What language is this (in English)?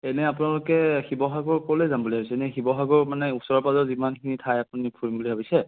Assamese